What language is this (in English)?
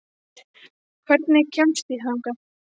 Icelandic